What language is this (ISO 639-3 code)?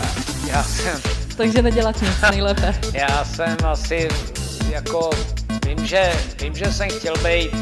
ces